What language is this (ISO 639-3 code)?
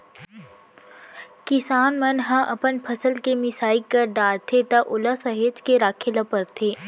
hne